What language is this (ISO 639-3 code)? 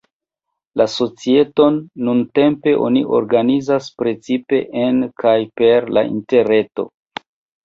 epo